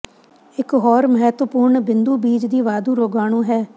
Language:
Punjabi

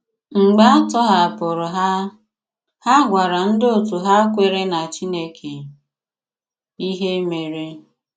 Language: Igbo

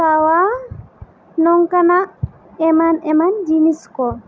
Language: Santali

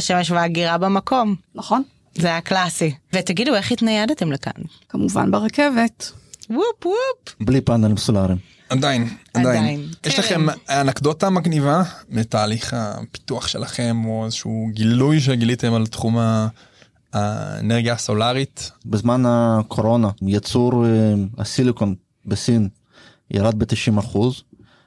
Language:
Hebrew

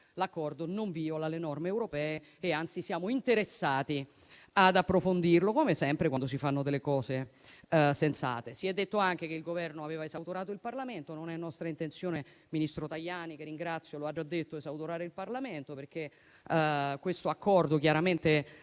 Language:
Italian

